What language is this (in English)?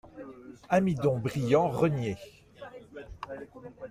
French